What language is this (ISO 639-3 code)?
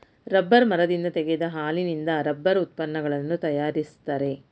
kan